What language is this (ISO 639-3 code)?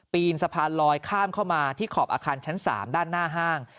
tha